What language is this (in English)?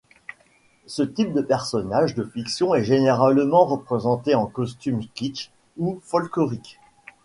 French